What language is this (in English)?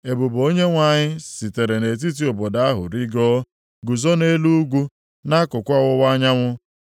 Igbo